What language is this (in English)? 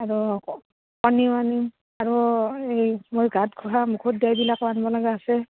Assamese